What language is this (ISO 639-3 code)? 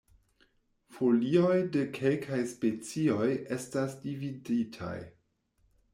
epo